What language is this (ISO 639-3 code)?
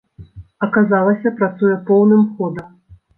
bel